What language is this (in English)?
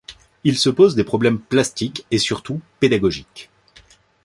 French